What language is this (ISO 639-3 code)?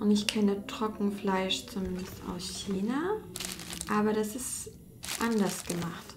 deu